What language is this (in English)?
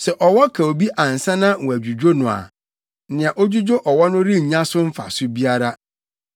Akan